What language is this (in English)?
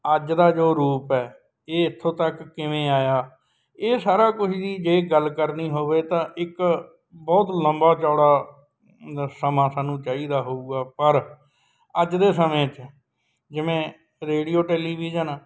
Punjabi